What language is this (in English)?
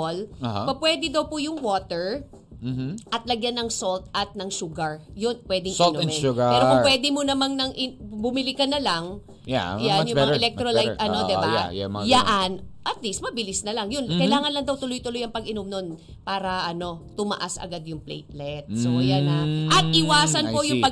Filipino